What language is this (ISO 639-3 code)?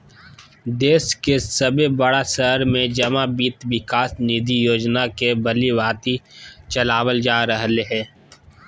mag